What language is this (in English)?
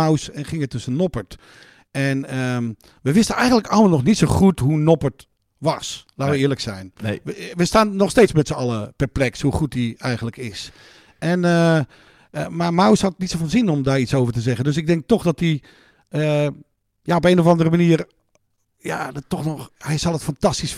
Dutch